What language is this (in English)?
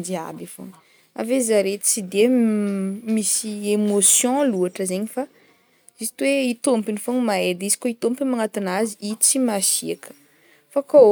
Northern Betsimisaraka Malagasy